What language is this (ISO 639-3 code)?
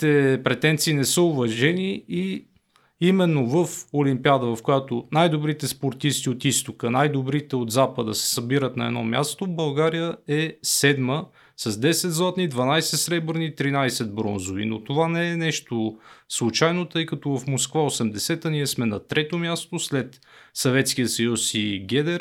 bul